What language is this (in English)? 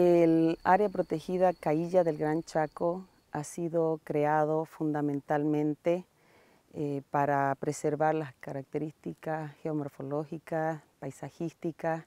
Spanish